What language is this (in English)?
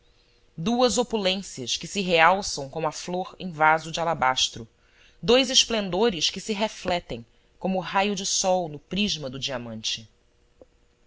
Portuguese